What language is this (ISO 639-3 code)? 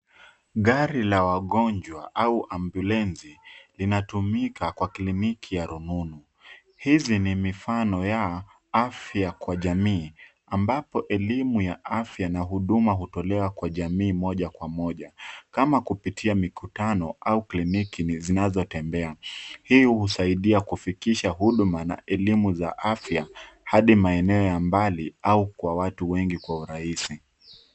swa